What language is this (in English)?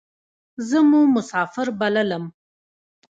Pashto